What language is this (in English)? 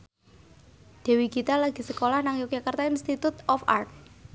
Javanese